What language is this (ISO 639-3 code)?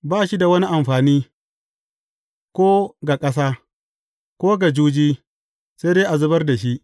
hau